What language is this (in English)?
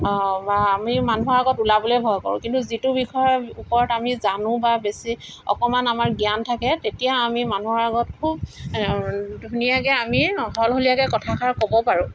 Assamese